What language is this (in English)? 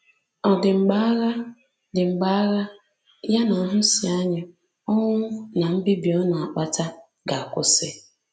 Igbo